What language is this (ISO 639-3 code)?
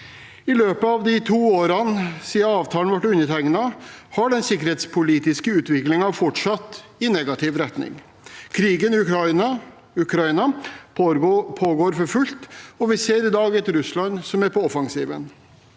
nor